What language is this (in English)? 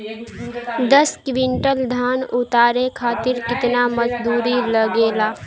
Bhojpuri